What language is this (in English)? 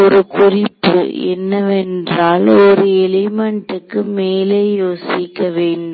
Tamil